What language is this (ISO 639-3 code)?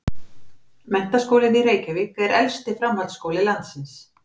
isl